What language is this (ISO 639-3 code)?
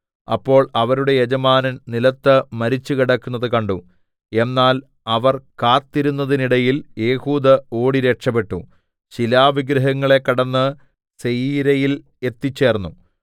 mal